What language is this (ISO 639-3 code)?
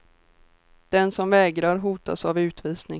swe